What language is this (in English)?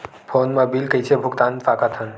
Chhattisgarhi